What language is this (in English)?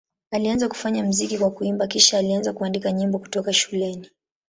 Swahili